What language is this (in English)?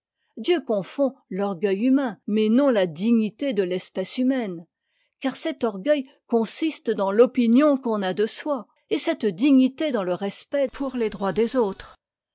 French